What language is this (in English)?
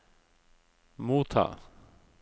Norwegian